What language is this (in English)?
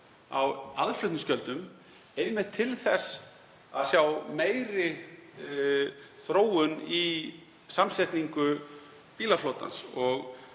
Icelandic